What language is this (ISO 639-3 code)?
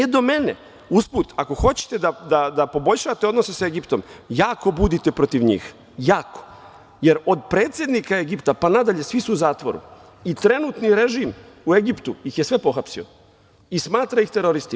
srp